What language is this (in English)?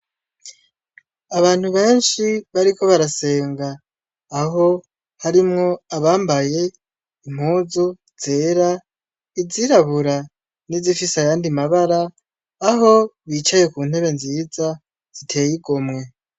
Rundi